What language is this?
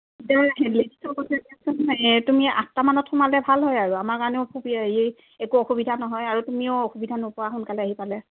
Assamese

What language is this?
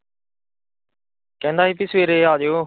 Punjabi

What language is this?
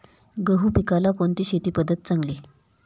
Marathi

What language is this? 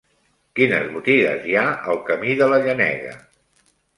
Catalan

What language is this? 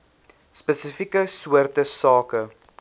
Afrikaans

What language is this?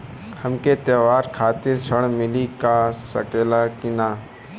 Bhojpuri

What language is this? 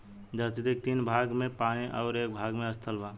Bhojpuri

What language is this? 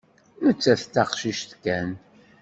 Kabyle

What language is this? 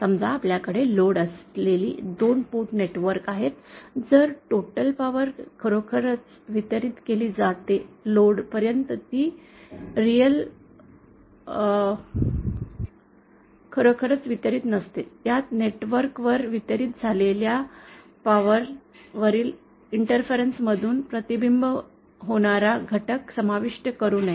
Marathi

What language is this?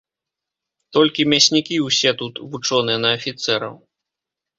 Belarusian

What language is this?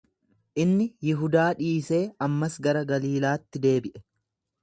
Oromo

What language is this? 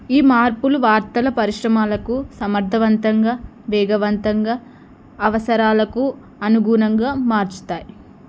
Telugu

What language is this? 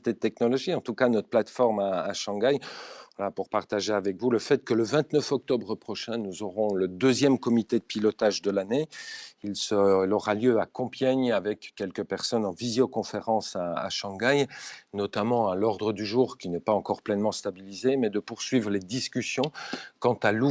French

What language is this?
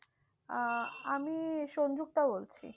Bangla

